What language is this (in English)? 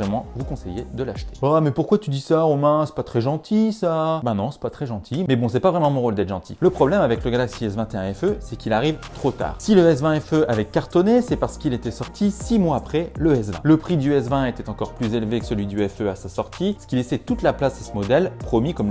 French